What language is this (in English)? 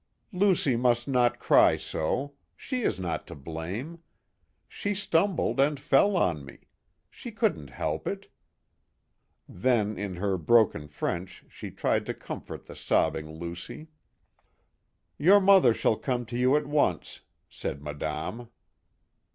English